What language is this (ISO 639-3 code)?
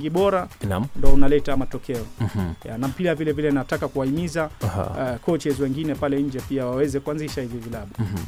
swa